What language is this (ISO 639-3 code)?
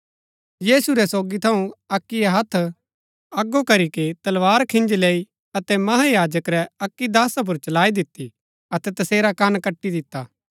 gbk